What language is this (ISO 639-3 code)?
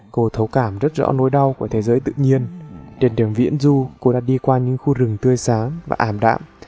vie